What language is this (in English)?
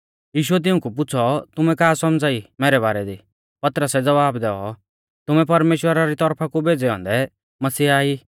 Mahasu Pahari